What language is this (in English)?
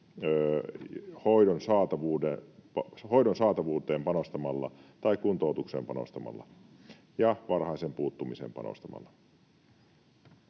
Finnish